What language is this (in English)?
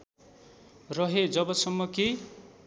Nepali